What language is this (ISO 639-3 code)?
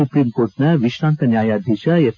kan